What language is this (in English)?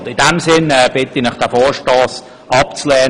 Swiss German